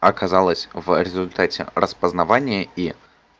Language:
Russian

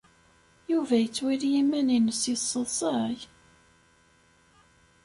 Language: Kabyle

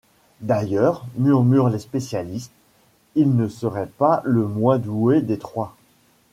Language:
French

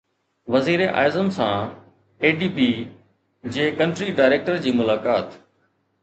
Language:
Sindhi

